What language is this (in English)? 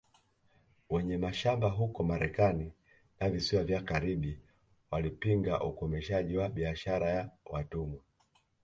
Swahili